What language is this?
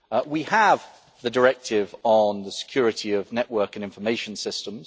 English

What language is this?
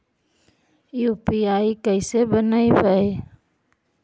Magahi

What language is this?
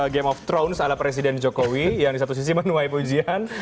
Indonesian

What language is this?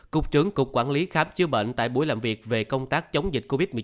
Vietnamese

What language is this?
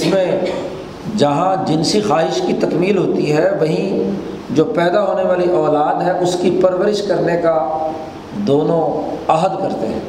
Urdu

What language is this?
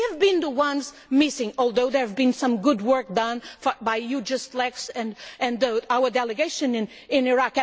English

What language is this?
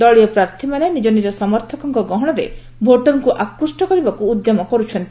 Odia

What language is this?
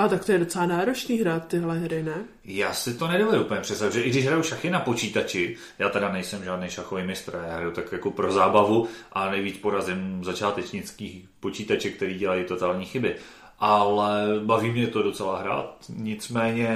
Czech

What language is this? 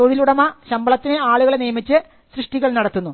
Malayalam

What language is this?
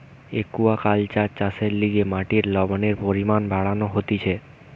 Bangla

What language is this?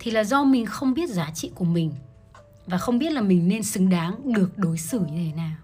Vietnamese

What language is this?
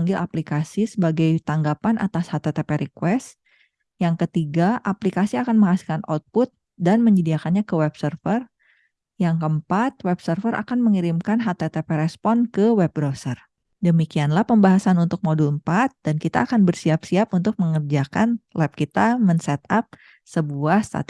Indonesian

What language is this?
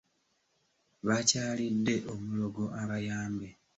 Ganda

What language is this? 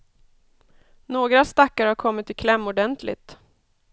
Swedish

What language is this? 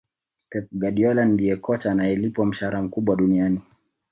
Swahili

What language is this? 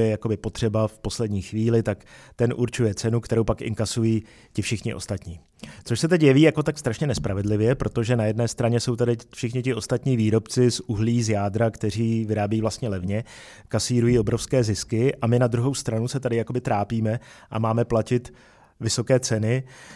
Czech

